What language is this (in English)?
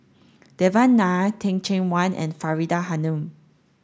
English